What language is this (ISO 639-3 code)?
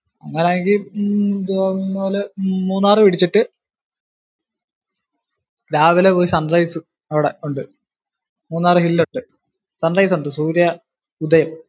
mal